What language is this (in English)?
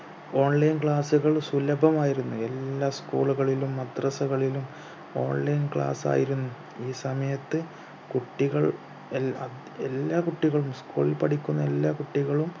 Malayalam